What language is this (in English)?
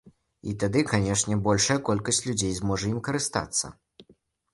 Belarusian